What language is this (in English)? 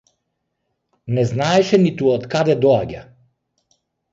Macedonian